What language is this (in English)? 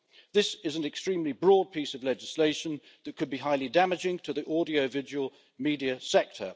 English